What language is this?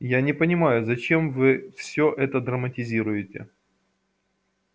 Russian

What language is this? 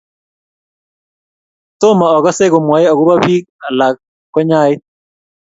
Kalenjin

